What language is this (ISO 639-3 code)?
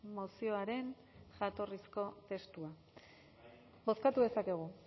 eus